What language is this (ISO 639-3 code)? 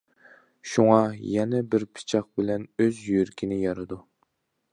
uig